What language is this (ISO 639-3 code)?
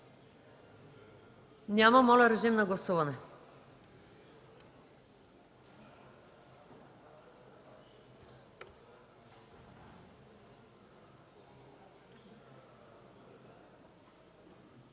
bul